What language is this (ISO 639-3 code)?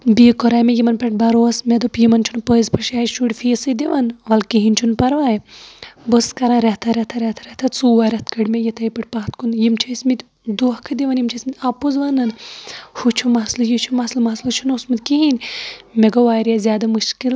kas